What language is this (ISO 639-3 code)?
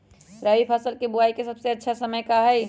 mag